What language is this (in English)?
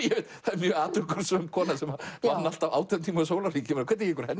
Icelandic